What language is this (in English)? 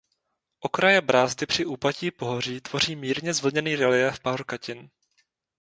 Czech